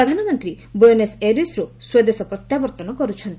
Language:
Odia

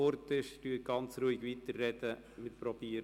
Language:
Swiss German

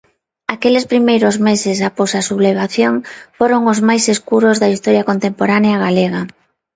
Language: Galician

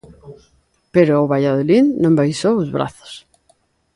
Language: Galician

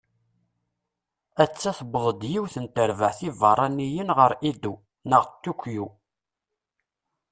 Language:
Kabyle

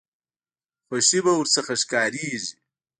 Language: Pashto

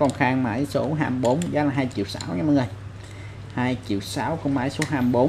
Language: Vietnamese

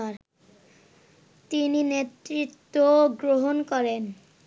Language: Bangla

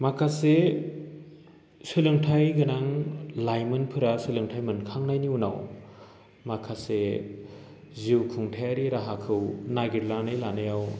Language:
Bodo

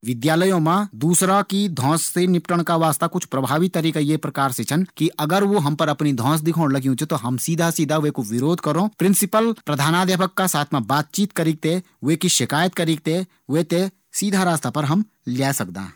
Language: Garhwali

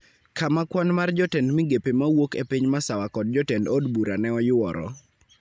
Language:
Luo (Kenya and Tanzania)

